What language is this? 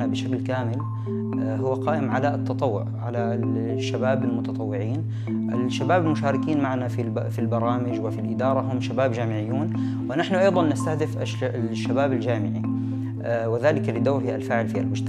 Arabic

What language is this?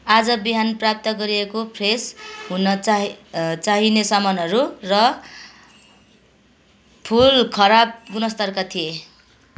Nepali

